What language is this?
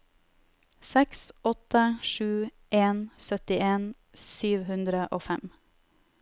Norwegian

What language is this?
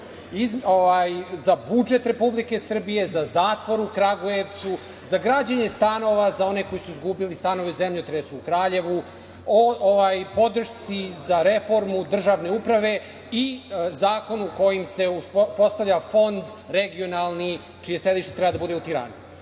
Serbian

